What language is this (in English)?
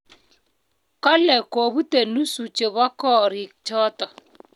Kalenjin